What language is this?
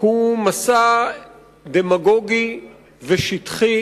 Hebrew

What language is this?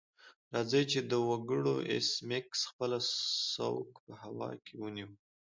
Pashto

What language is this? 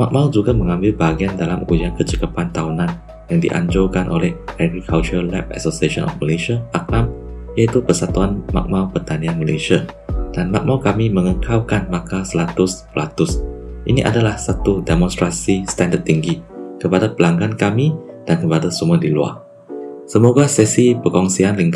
Malay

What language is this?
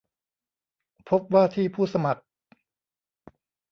Thai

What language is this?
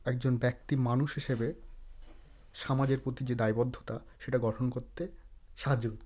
Bangla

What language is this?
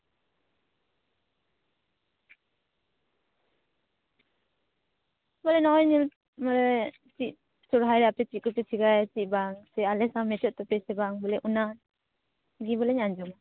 Santali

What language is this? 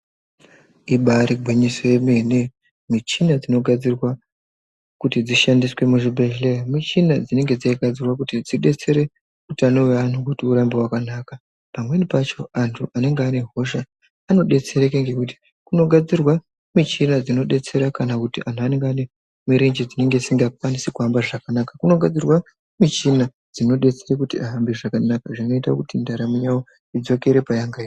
Ndau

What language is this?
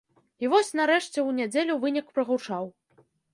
Belarusian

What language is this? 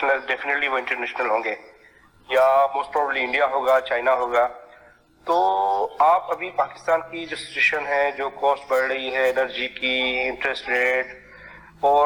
Urdu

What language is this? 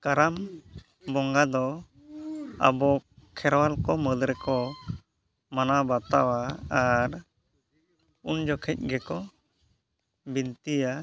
Santali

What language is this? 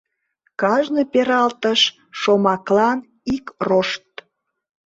Mari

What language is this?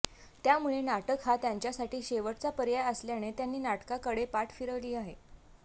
Marathi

